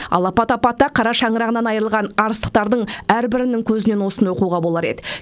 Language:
Kazakh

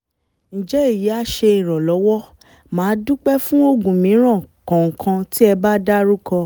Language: Yoruba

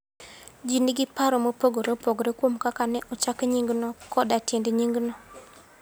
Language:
Luo (Kenya and Tanzania)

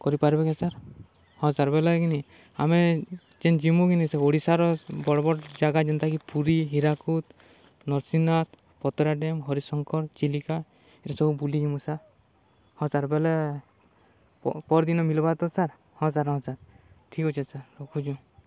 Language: Odia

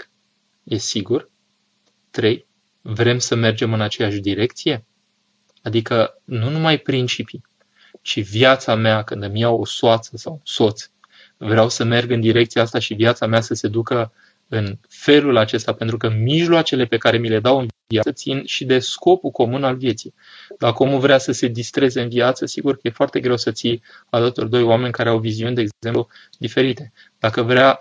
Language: Romanian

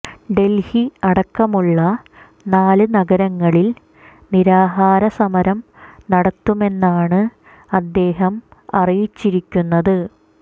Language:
Malayalam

